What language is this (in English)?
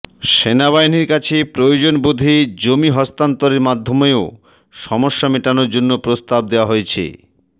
Bangla